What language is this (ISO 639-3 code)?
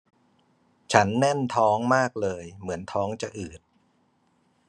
tha